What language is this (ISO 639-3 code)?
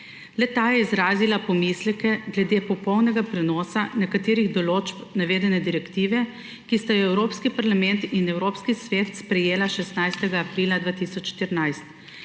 slv